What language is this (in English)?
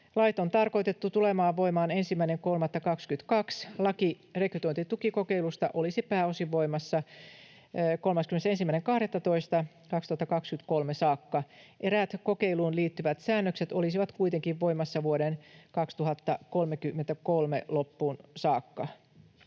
Finnish